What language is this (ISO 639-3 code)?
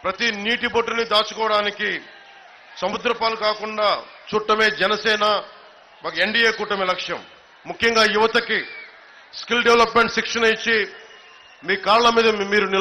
tel